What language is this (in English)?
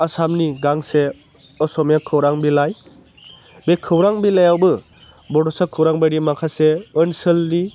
Bodo